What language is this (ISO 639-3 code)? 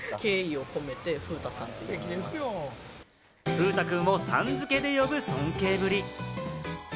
jpn